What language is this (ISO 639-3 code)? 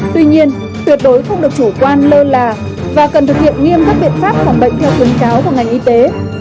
vie